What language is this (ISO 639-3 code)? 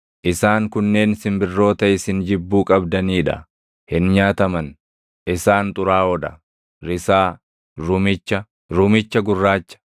orm